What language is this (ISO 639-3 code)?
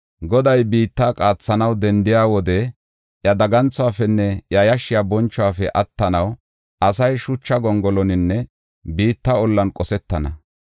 gof